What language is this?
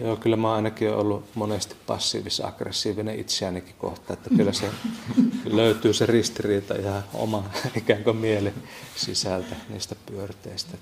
Finnish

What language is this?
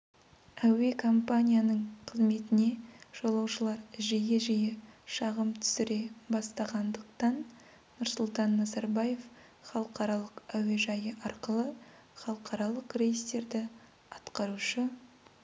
Kazakh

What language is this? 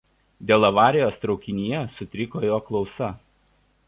Lithuanian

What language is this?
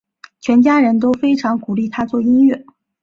Chinese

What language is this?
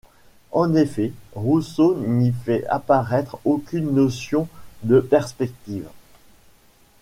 French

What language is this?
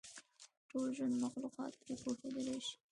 Pashto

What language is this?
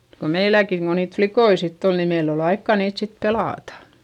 Finnish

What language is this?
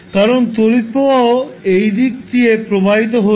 Bangla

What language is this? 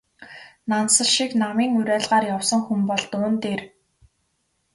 Mongolian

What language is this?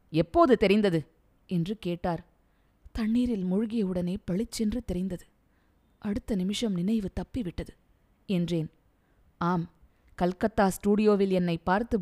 Tamil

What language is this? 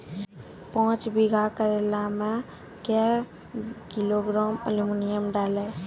Maithili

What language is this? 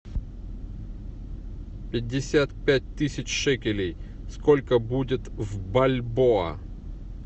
Russian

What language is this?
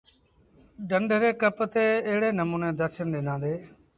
Sindhi Bhil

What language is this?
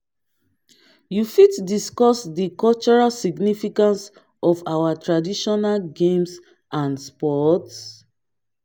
Nigerian Pidgin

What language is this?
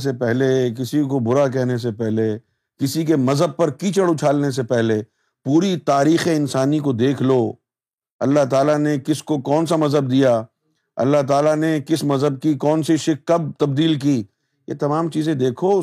Urdu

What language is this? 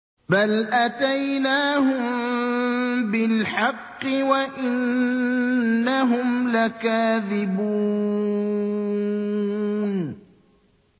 Arabic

